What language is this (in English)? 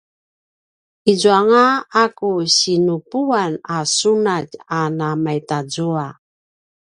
Paiwan